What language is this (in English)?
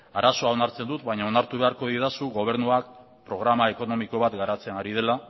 Basque